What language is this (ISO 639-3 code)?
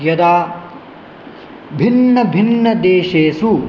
san